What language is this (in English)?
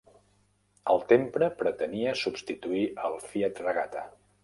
Catalan